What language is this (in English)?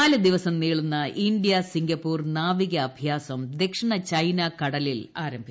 Malayalam